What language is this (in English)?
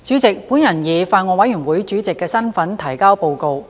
Cantonese